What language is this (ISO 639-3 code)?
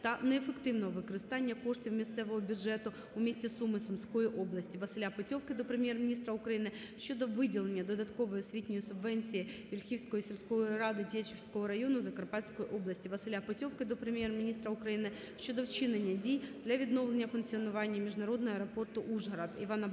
ukr